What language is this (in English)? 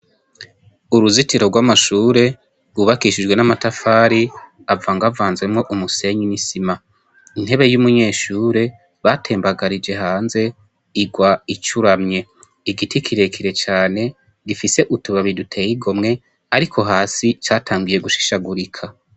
Rundi